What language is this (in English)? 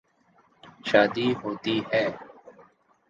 Urdu